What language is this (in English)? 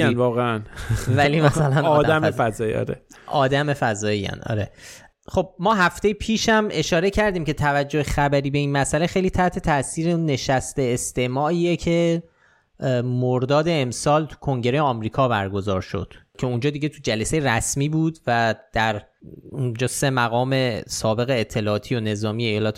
Persian